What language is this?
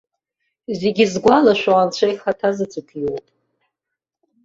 Abkhazian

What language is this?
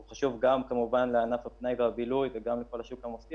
Hebrew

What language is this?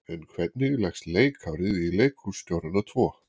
Icelandic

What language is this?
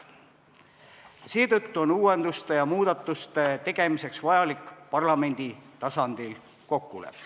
Estonian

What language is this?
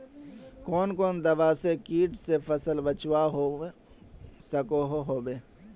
Magahi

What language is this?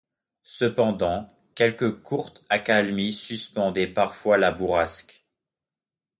French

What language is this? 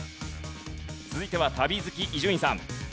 Japanese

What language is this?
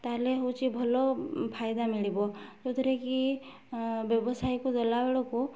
Odia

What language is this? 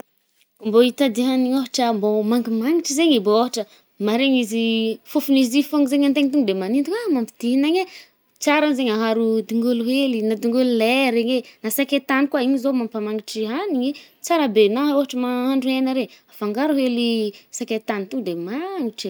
Northern Betsimisaraka Malagasy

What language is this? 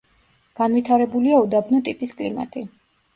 Georgian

